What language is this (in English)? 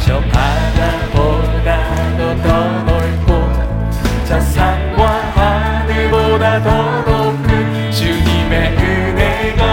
Korean